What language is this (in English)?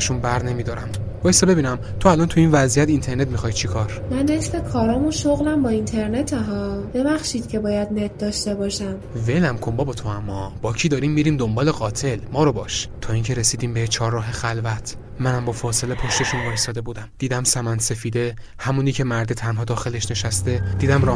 Persian